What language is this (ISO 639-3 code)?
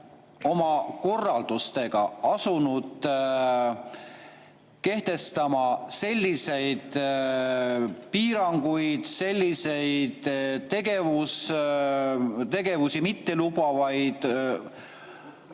est